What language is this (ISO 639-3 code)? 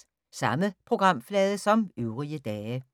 dan